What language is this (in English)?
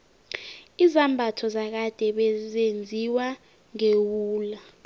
South Ndebele